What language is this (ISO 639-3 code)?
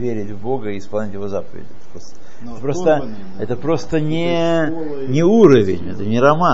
rus